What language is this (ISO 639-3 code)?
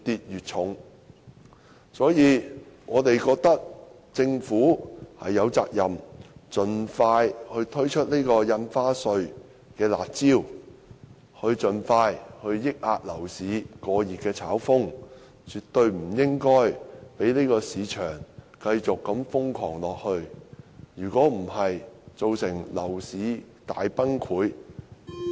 yue